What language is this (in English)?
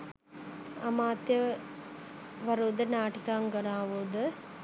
Sinhala